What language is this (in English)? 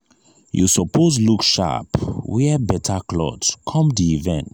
Nigerian Pidgin